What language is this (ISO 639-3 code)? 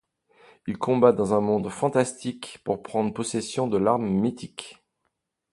fra